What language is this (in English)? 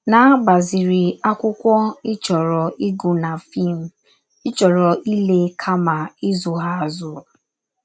Igbo